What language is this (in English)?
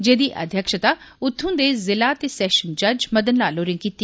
Dogri